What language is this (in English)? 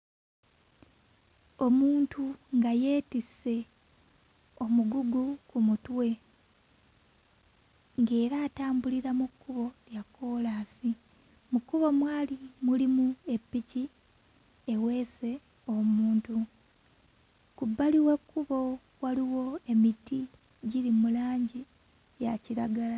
Ganda